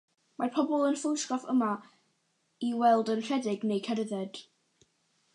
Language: Welsh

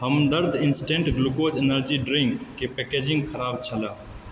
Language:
Maithili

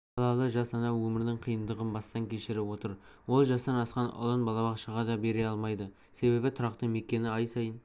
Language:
Kazakh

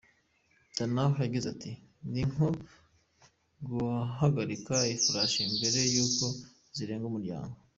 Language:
Kinyarwanda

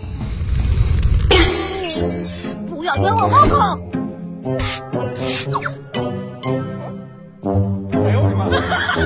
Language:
Chinese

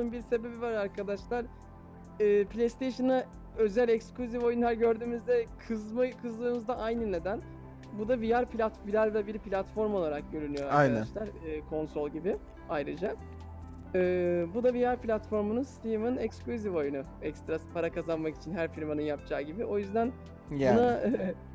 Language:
Turkish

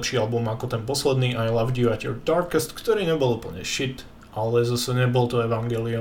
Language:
Slovak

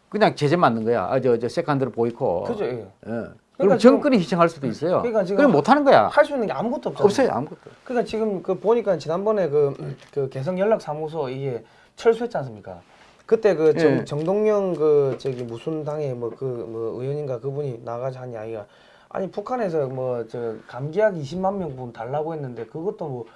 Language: Korean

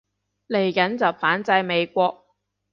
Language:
Cantonese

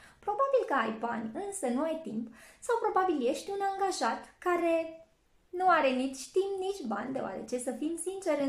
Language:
Romanian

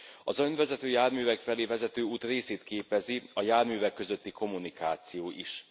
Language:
Hungarian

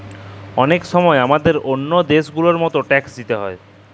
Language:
Bangla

